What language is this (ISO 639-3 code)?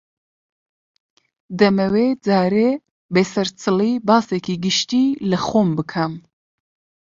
ckb